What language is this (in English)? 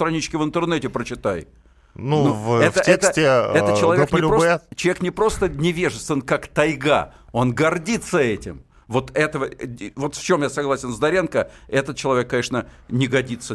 Russian